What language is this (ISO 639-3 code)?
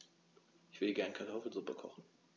deu